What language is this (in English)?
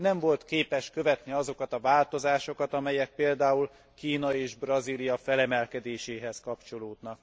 Hungarian